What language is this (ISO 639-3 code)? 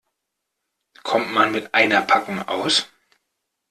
deu